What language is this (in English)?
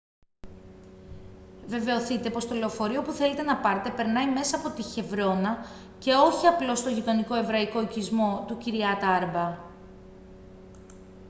Greek